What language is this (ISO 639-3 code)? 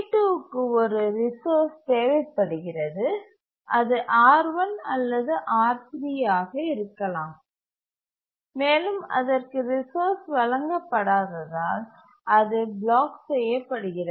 tam